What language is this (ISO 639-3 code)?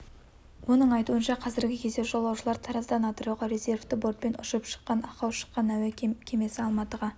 kaz